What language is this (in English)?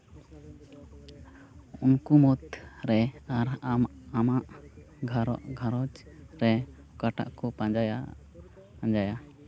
Santali